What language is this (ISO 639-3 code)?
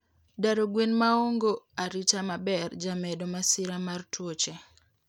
luo